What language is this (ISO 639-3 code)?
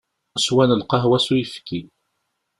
kab